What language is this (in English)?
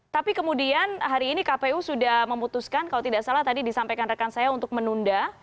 Indonesian